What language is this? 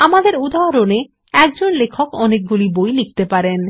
Bangla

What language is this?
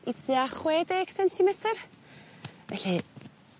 Welsh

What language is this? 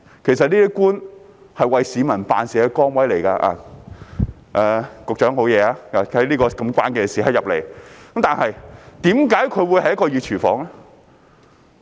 Cantonese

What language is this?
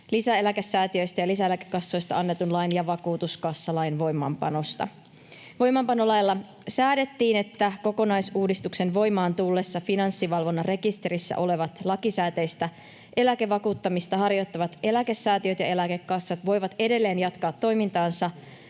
Finnish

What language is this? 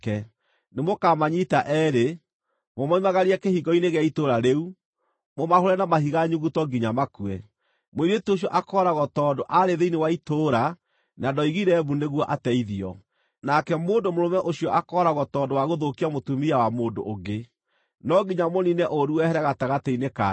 Kikuyu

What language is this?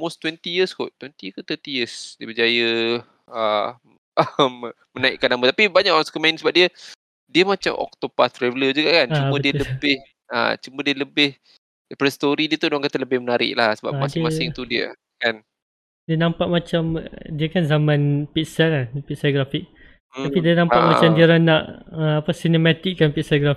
Malay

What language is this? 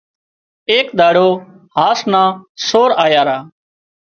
Wadiyara Koli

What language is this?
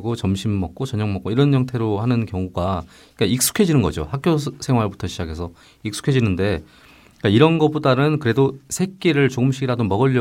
Korean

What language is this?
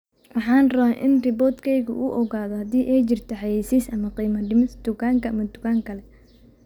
Somali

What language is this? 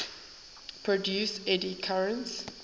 English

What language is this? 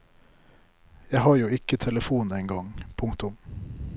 Norwegian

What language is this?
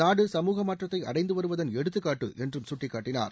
Tamil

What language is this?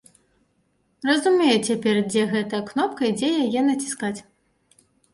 Belarusian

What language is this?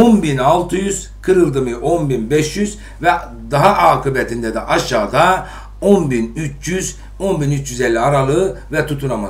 Turkish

